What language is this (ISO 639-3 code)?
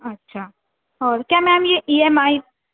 urd